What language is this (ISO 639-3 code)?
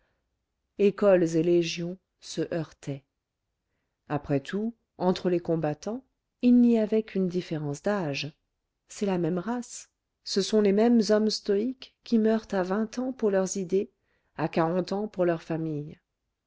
fra